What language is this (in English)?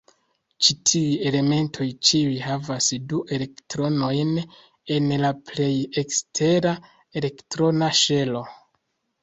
Esperanto